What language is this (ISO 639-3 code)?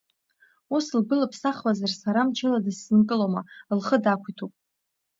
abk